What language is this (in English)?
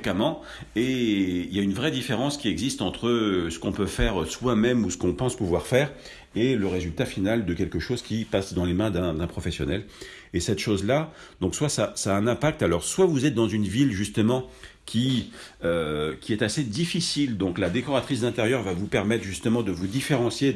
French